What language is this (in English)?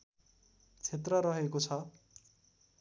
Nepali